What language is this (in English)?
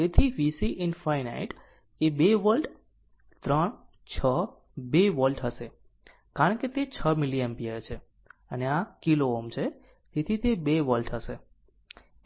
Gujarati